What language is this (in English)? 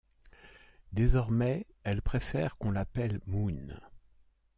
French